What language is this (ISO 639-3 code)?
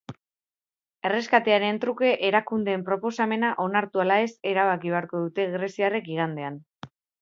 eus